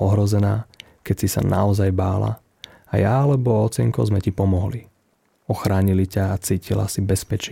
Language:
Slovak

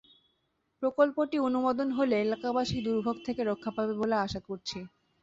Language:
Bangla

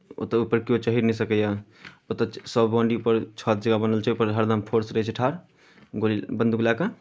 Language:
Maithili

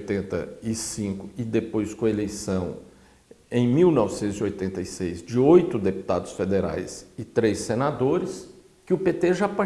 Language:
Portuguese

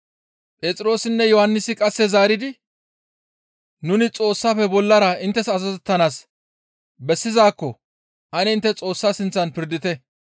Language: Gamo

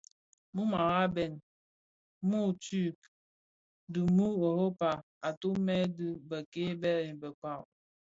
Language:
Bafia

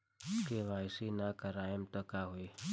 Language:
Bhojpuri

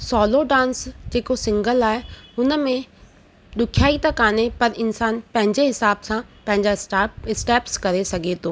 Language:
Sindhi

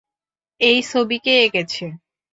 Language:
Bangla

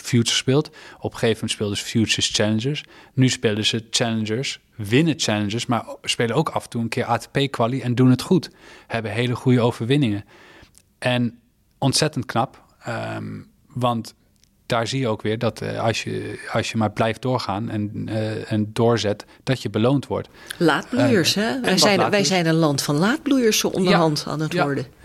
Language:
Dutch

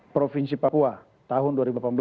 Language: Indonesian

